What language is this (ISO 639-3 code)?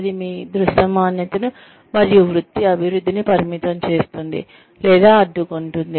tel